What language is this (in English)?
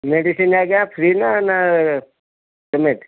Odia